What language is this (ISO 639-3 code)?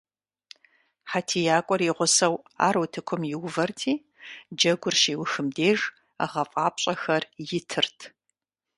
kbd